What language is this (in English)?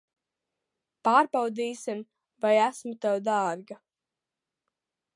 Latvian